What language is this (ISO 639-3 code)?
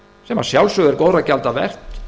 isl